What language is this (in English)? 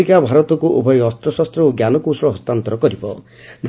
Odia